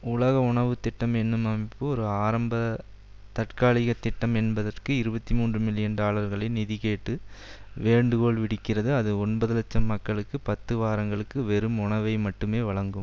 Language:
Tamil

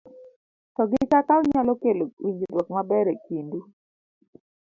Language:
Luo (Kenya and Tanzania)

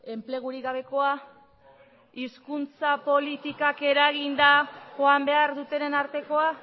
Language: Basque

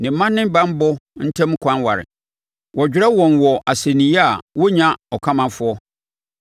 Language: Akan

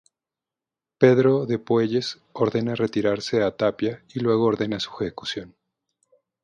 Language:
Spanish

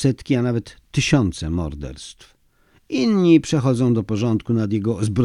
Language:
Polish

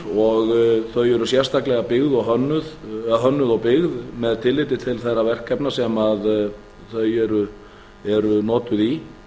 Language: Icelandic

